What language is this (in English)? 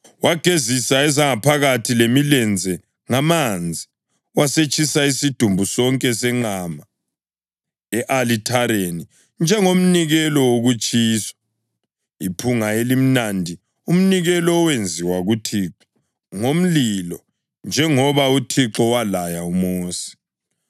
North Ndebele